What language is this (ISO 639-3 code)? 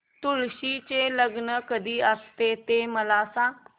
mar